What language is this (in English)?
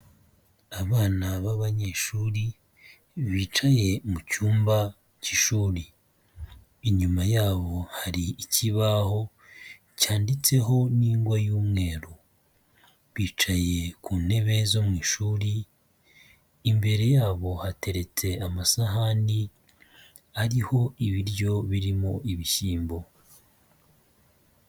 Kinyarwanda